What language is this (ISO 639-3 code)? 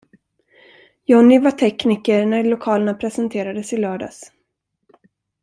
swe